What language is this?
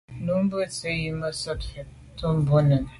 Medumba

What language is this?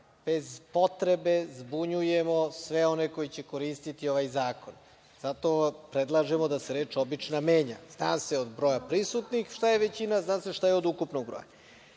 Serbian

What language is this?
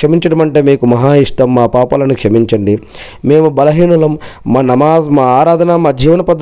Telugu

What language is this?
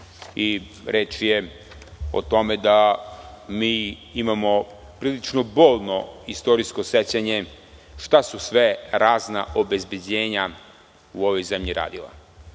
Serbian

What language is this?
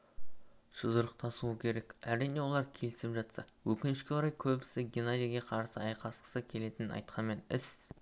Kazakh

